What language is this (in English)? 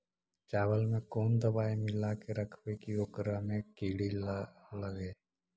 Magahi